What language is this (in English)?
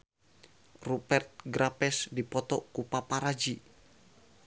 Sundanese